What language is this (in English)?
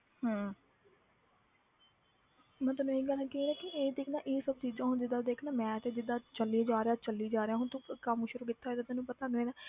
Punjabi